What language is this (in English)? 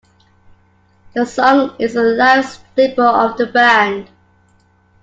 English